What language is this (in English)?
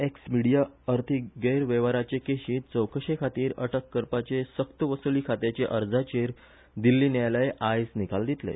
Konkani